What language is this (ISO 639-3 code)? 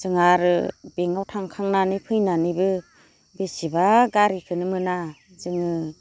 brx